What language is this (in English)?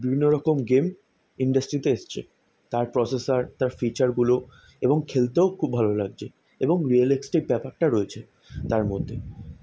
Bangla